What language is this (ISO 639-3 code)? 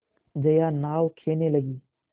hin